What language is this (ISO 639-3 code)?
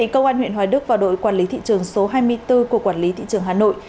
vie